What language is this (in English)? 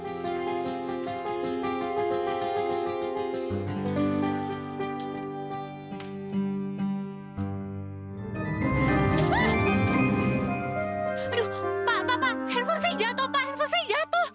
Indonesian